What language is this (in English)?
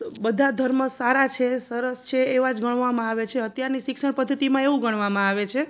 Gujarati